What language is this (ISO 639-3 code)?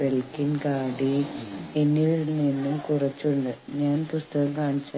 mal